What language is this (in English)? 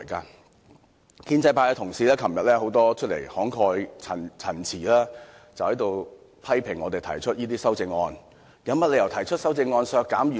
Cantonese